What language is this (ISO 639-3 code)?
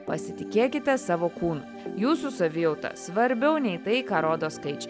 lit